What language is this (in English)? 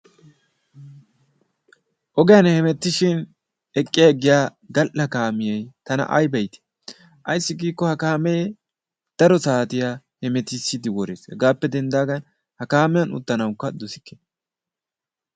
Wolaytta